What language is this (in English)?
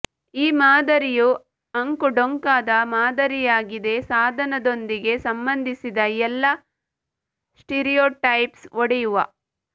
Kannada